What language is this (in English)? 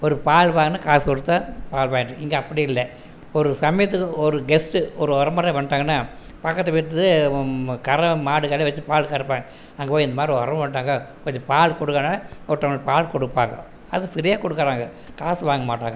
Tamil